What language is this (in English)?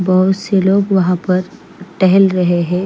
Hindi